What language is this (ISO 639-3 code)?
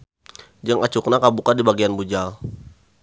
sun